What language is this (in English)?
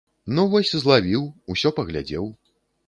Belarusian